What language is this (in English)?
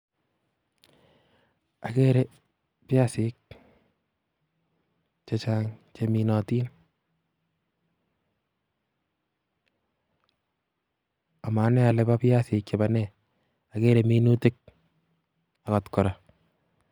Kalenjin